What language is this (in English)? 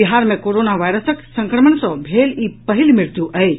Maithili